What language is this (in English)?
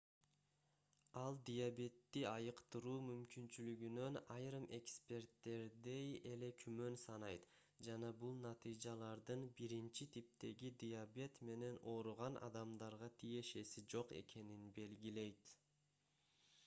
Kyrgyz